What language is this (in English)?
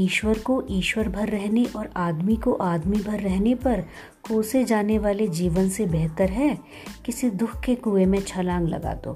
Hindi